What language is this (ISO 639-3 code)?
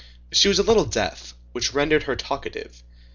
eng